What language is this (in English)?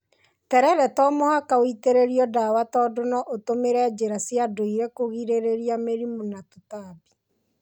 Kikuyu